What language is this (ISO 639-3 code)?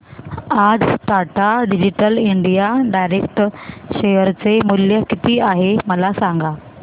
mar